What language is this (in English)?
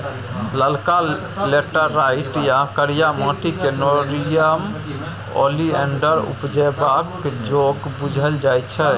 Maithili